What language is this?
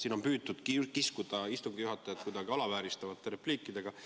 Estonian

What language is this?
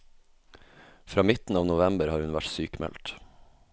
Norwegian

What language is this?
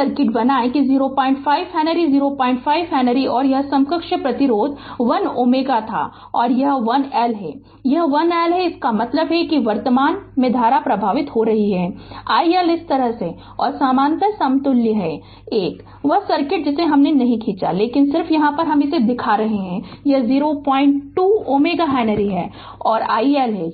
Hindi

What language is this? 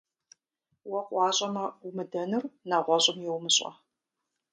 Kabardian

